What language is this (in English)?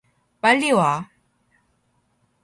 Korean